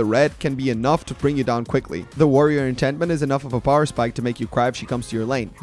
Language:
English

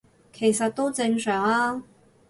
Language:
Cantonese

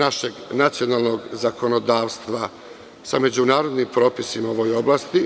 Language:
Serbian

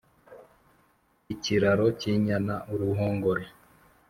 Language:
Kinyarwanda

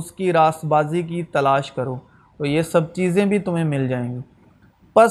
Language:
Urdu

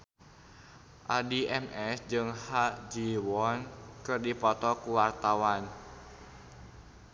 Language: Sundanese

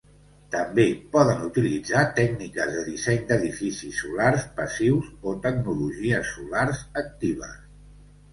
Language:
Catalan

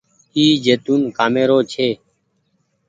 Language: Goaria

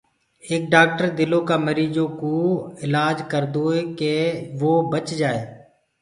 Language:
Gurgula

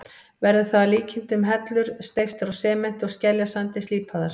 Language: Icelandic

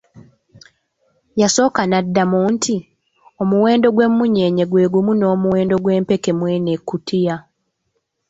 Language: Ganda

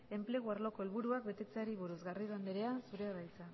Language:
Basque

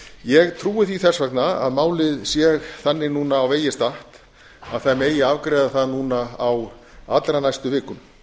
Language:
Icelandic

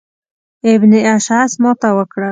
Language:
Pashto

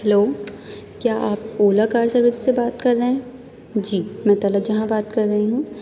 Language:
Urdu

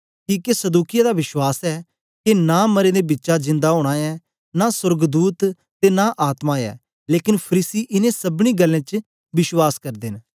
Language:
Dogri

